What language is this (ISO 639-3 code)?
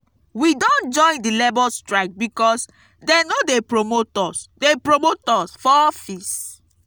pcm